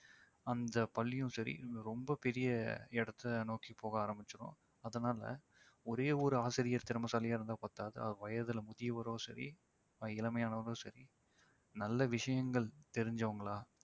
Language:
Tamil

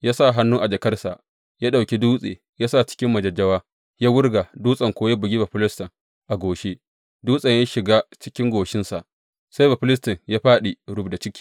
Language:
Hausa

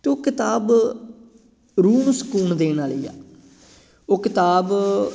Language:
Punjabi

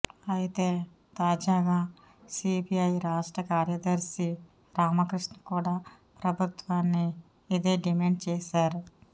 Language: Telugu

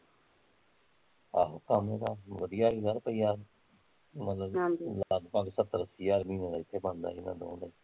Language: Punjabi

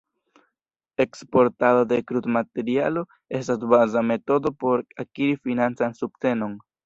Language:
Esperanto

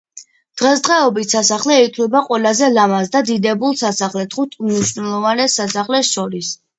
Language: Georgian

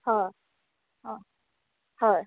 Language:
Konkani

